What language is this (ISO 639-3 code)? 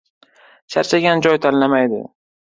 uzb